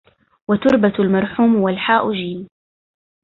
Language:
Arabic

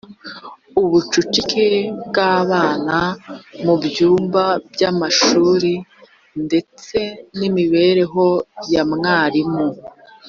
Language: Kinyarwanda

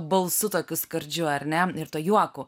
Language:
Lithuanian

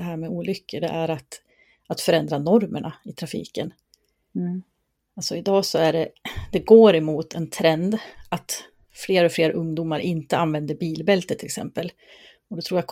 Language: Swedish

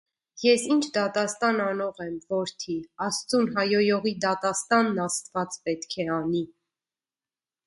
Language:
Armenian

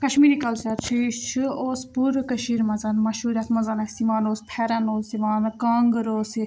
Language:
Kashmiri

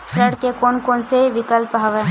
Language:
Chhattisgarhi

